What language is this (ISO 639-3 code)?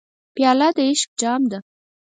pus